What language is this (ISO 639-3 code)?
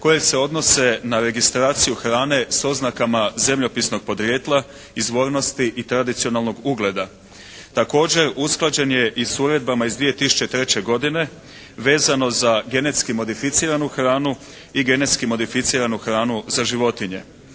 hrv